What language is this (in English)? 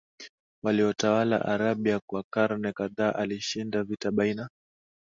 Swahili